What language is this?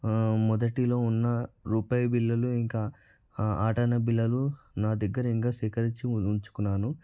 Telugu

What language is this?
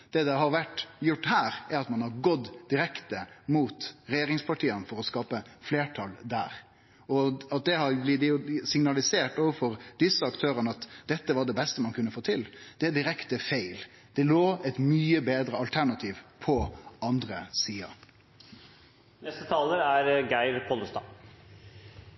Norwegian Nynorsk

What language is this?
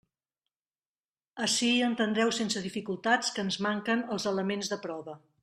Catalan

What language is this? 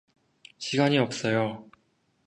Korean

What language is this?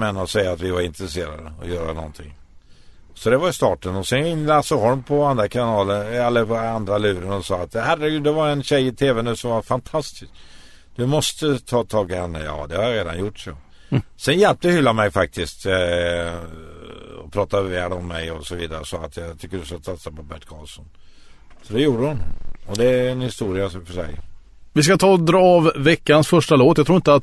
Swedish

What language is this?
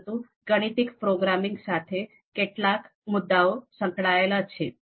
Gujarati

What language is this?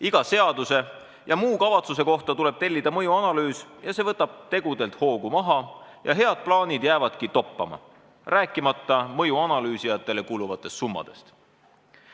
Estonian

